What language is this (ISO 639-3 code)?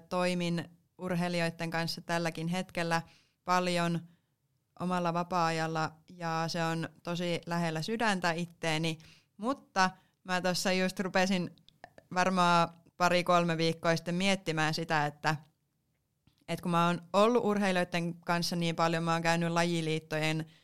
fin